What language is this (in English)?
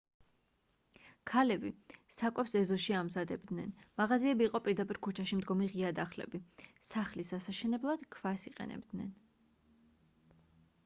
Georgian